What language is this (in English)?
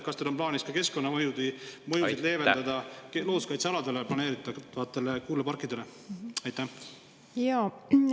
Estonian